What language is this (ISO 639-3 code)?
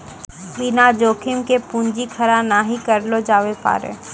mai